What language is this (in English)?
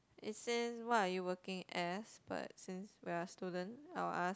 English